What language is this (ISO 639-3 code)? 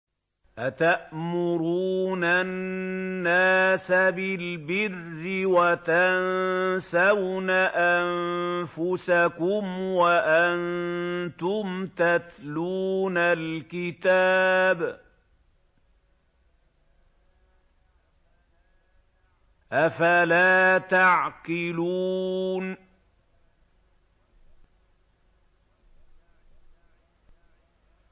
ara